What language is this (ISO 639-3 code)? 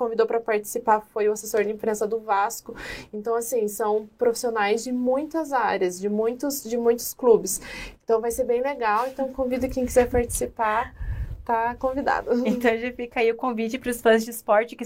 por